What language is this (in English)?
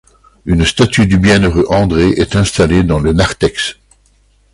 French